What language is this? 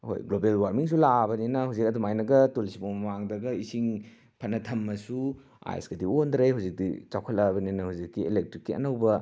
Manipuri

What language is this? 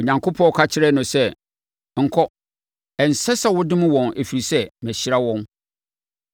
Akan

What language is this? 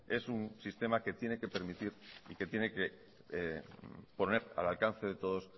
Spanish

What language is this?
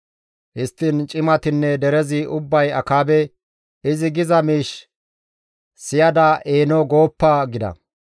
Gamo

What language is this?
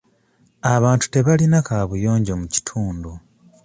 Ganda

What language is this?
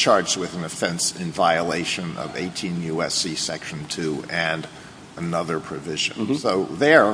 English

